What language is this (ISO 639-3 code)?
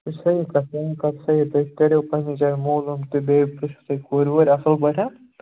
kas